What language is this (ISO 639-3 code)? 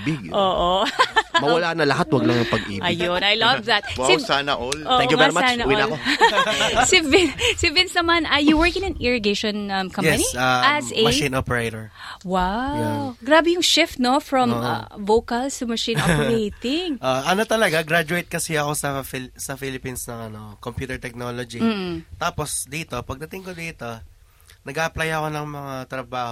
fil